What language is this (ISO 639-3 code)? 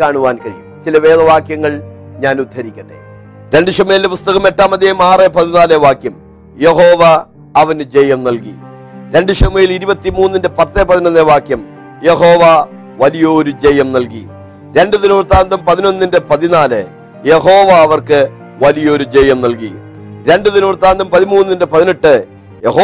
mal